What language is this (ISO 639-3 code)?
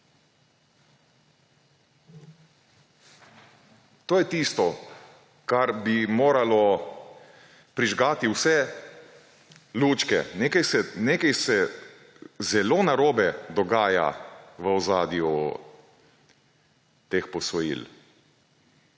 slv